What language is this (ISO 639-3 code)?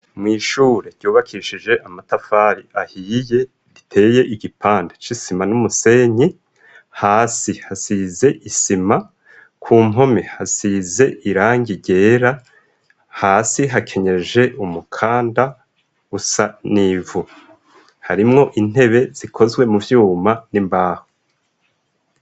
run